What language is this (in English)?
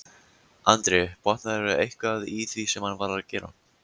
Icelandic